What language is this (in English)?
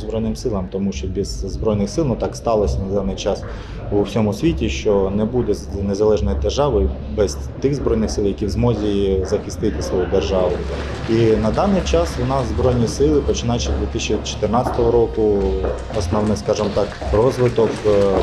Ukrainian